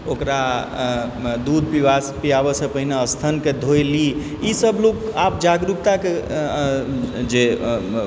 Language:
Maithili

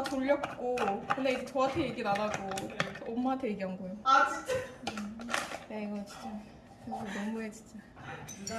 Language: Korean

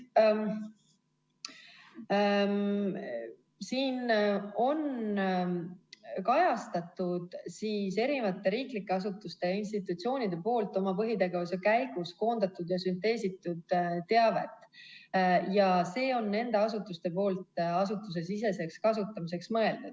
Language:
Estonian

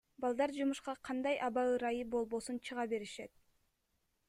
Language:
Kyrgyz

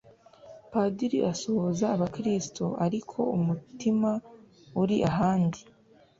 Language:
Kinyarwanda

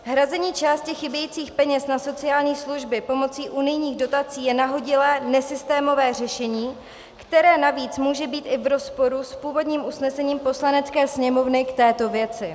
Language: Czech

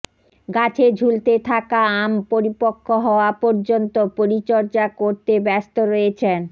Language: Bangla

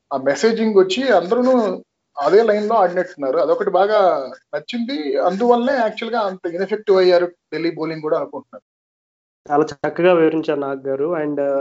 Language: Telugu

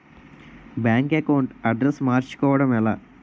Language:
Telugu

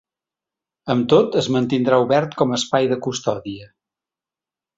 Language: Catalan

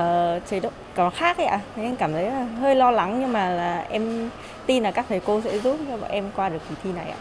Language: Vietnamese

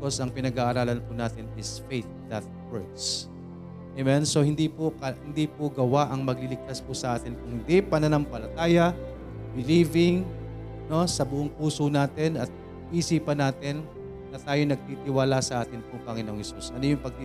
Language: Filipino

